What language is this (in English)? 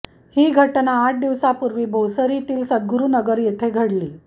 Marathi